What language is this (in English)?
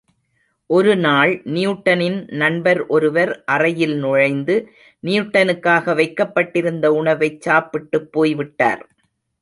Tamil